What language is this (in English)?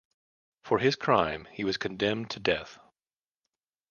English